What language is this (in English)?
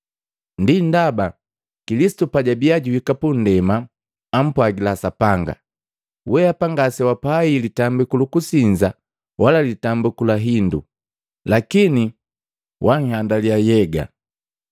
Matengo